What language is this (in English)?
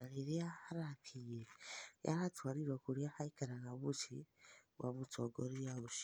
Kikuyu